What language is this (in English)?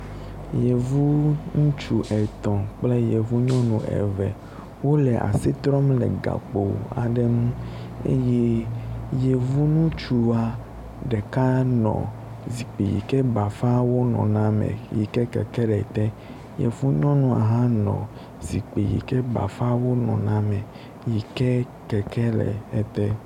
Ewe